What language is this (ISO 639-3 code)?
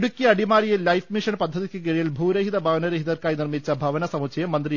mal